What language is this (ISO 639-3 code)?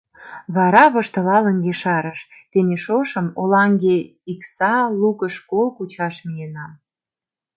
chm